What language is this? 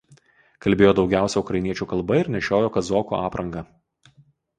Lithuanian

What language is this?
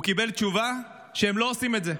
Hebrew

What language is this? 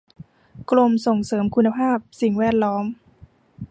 Thai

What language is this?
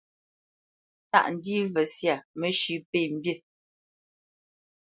Bamenyam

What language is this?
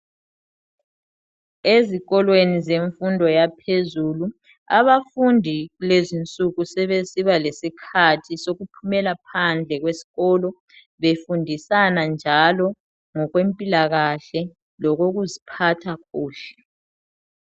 North Ndebele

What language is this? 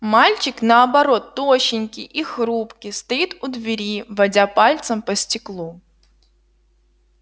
Russian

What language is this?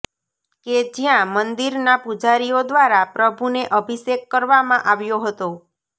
Gujarati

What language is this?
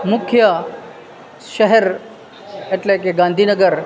Gujarati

